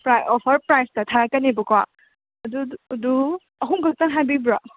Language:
Manipuri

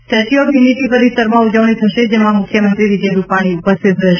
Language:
Gujarati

